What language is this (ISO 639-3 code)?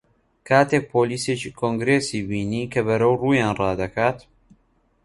ckb